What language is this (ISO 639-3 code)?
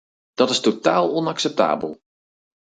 nld